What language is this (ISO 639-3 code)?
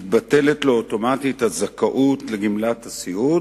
heb